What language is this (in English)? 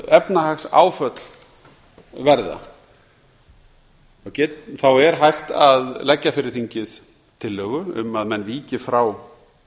Icelandic